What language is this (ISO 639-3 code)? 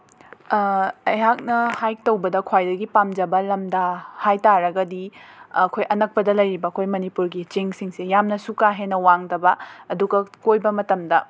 mni